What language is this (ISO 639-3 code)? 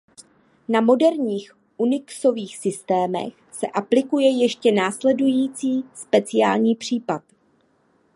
ces